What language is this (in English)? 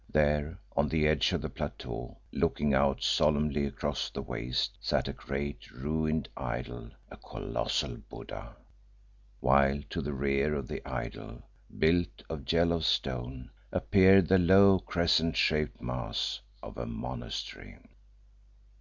English